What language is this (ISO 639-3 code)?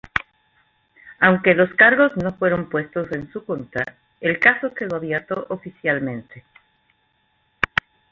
spa